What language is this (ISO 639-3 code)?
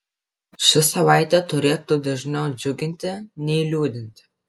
lit